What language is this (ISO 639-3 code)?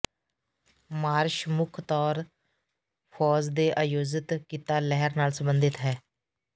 pan